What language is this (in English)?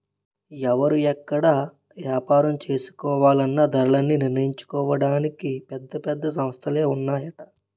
Telugu